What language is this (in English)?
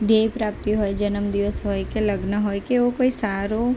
Gujarati